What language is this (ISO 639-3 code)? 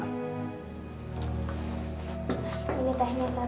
ind